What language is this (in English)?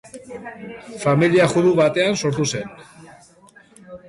Basque